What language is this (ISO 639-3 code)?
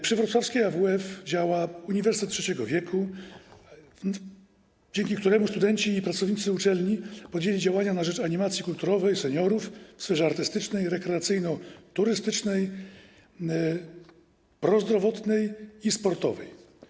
pol